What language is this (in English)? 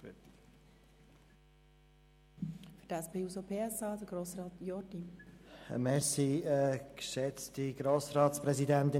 Swiss German